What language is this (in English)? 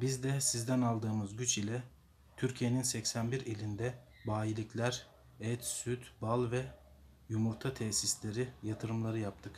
Turkish